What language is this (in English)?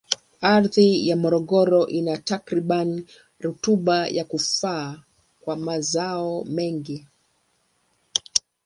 Swahili